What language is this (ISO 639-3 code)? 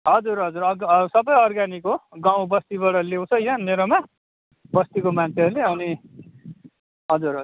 nep